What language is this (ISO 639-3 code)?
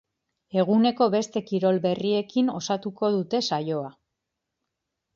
eus